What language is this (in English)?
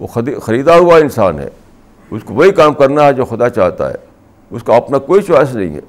Urdu